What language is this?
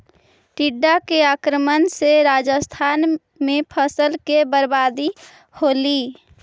Magahi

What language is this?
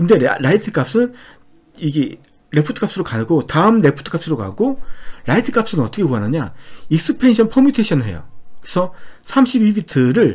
Korean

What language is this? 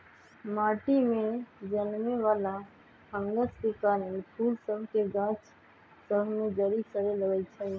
Magahi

